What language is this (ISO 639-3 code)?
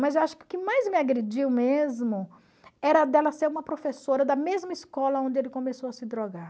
por